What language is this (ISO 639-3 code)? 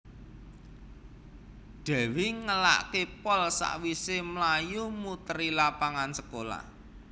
jav